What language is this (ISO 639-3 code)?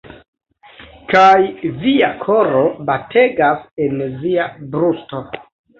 epo